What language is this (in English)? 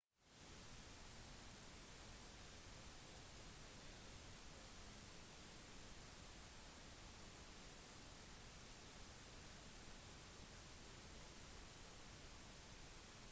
Norwegian Bokmål